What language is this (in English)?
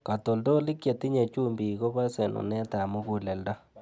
Kalenjin